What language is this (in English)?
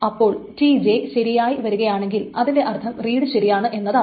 Malayalam